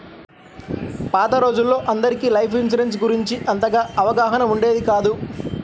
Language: Telugu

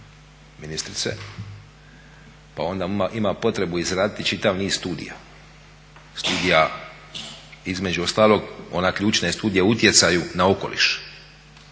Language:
Croatian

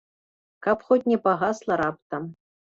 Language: Belarusian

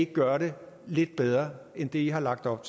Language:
Danish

